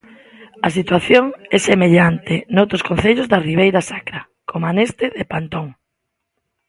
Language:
Galician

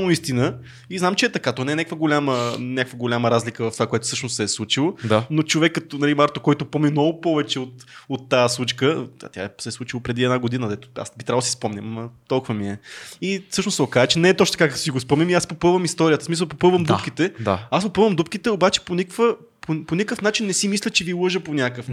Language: Bulgarian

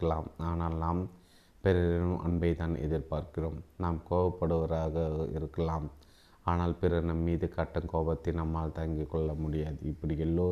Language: Tamil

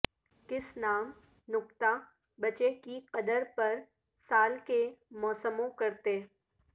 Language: Urdu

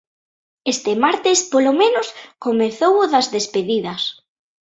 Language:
Galician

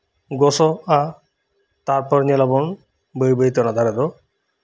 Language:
Santali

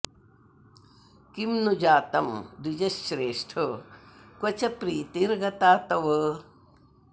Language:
Sanskrit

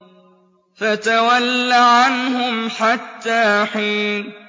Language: Arabic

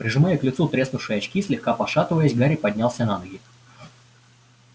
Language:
Russian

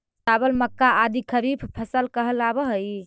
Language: Magahi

